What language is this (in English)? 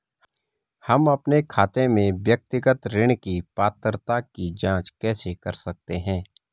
Hindi